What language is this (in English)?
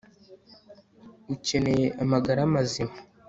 Kinyarwanda